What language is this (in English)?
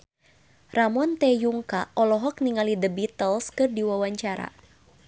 Sundanese